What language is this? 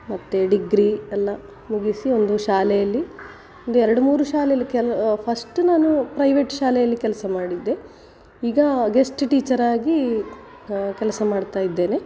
Kannada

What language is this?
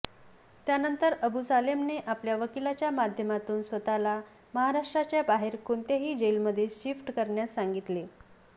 Marathi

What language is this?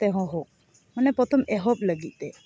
Santali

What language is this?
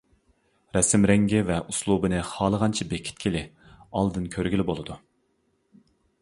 Uyghur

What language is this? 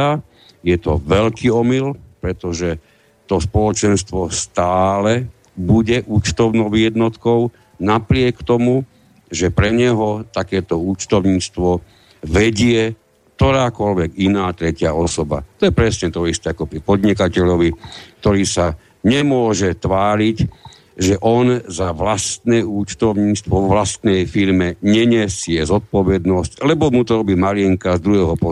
Slovak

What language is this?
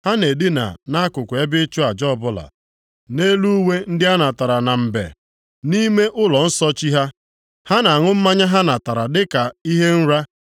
Igbo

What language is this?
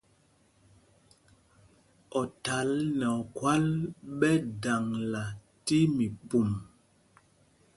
Mpumpong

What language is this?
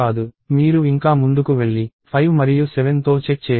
Telugu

